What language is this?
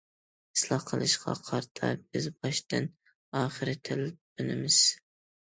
Uyghur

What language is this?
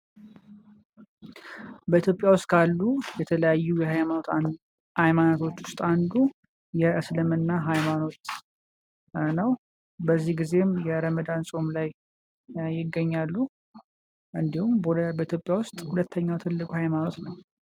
Amharic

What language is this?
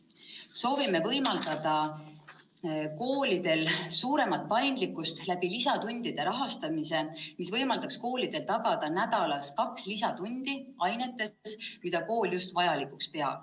Estonian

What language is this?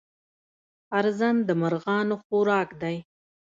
Pashto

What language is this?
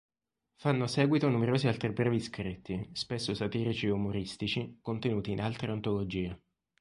Italian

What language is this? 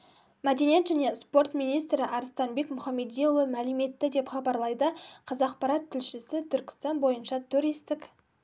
Kazakh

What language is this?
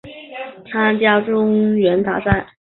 Chinese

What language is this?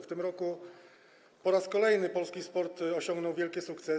Polish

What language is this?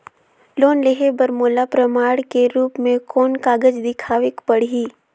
Chhattisgarhi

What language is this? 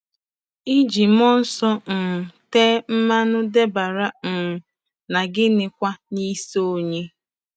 Igbo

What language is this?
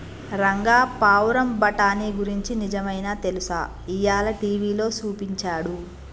Telugu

